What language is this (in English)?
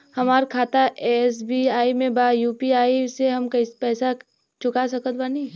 Bhojpuri